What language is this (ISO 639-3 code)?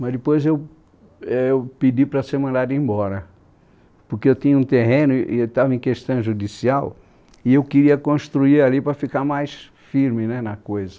por